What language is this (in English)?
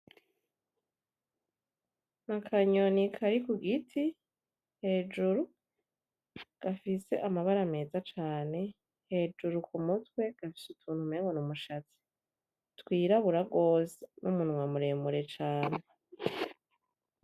Rundi